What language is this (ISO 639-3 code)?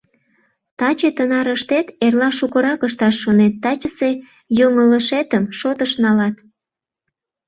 chm